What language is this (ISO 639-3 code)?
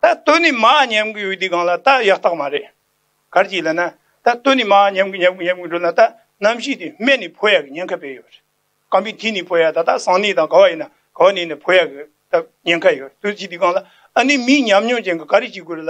tur